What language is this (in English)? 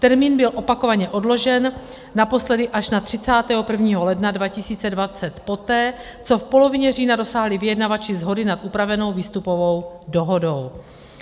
Czech